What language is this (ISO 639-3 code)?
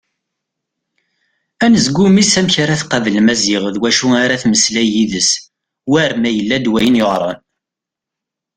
kab